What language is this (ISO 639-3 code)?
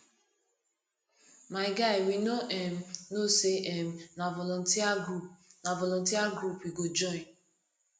pcm